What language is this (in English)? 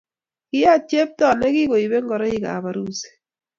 Kalenjin